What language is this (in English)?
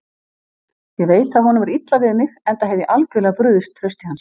Icelandic